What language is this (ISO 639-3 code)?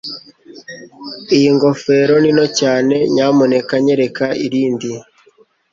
kin